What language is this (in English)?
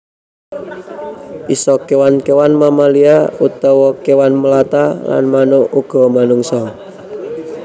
Javanese